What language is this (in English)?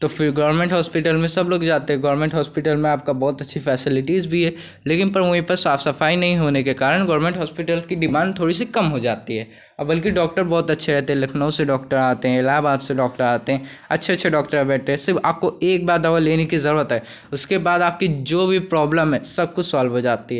Hindi